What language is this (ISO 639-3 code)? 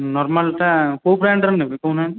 ori